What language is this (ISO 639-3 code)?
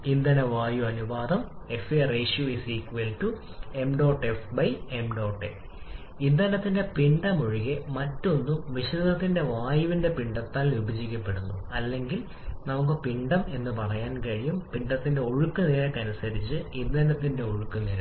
mal